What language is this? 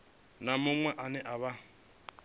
Venda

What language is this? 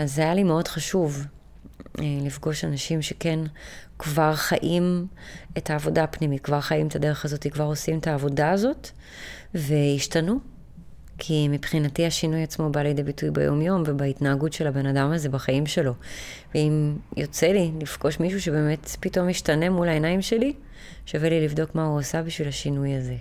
Hebrew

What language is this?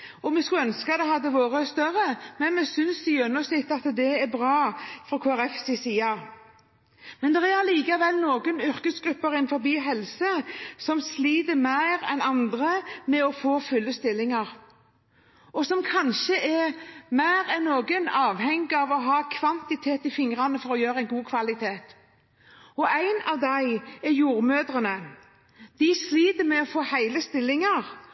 Norwegian Bokmål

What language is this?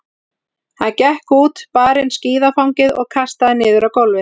Icelandic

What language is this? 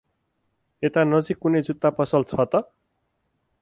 Nepali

